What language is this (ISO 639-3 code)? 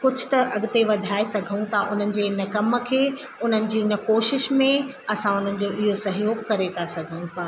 snd